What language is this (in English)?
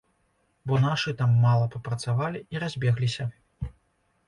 Belarusian